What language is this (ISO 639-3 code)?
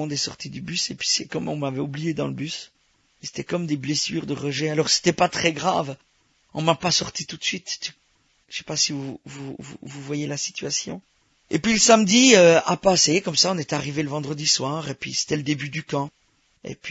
fra